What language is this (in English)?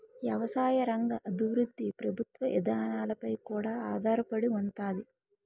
Telugu